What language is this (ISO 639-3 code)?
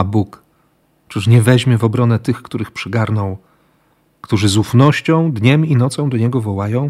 pol